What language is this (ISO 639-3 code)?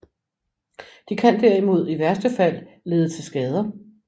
dan